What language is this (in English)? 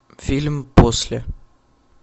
Russian